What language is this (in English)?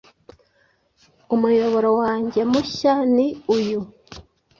Kinyarwanda